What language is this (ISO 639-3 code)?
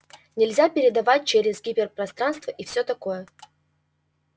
rus